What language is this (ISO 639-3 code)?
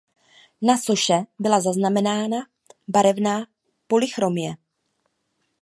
ces